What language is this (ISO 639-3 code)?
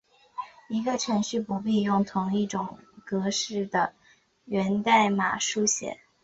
zho